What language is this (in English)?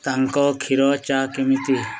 Odia